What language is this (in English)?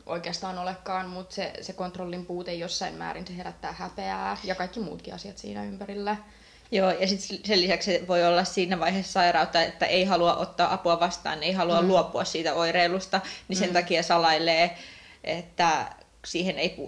Finnish